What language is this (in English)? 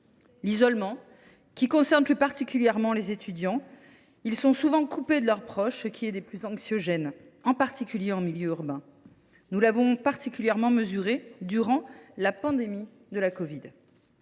French